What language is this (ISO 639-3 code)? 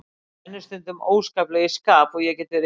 isl